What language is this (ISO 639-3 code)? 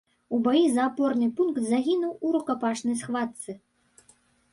bel